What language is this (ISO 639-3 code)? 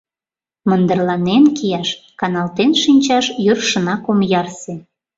chm